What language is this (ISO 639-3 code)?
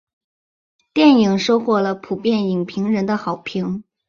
zho